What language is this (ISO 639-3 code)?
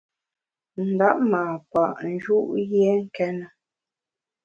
bax